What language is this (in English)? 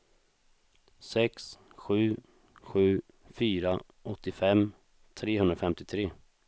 Swedish